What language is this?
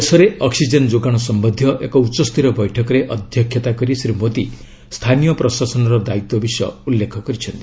Odia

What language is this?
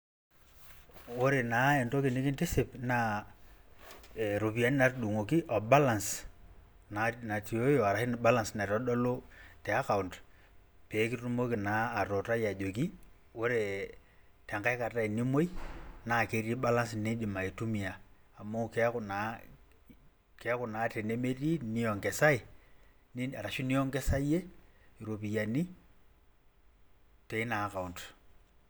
Masai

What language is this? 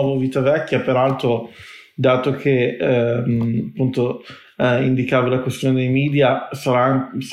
Italian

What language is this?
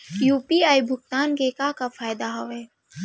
Chhattisgarhi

